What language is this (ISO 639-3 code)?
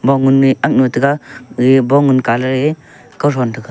nnp